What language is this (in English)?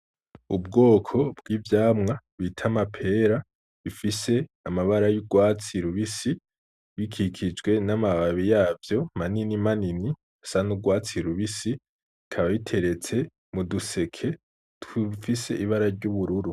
Rundi